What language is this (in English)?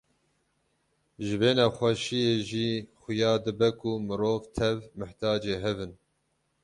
Kurdish